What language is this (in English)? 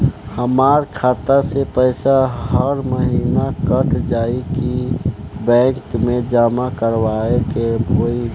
Bhojpuri